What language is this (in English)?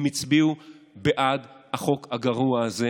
Hebrew